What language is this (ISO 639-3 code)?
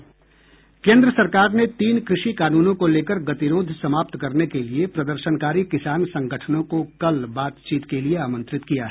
hin